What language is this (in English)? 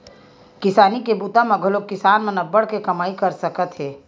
Chhattisgarhi